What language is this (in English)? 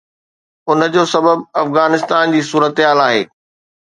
Sindhi